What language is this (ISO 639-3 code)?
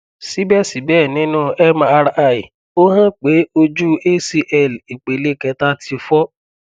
yor